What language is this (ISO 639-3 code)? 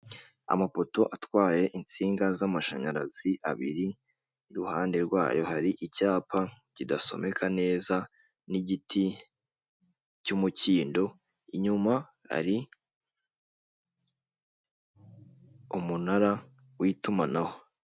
kin